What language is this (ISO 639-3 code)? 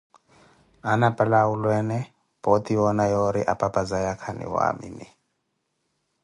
eko